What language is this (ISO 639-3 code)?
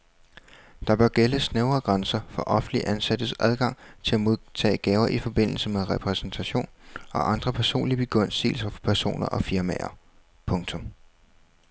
dan